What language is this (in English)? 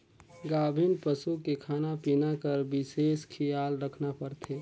Chhattisgarhi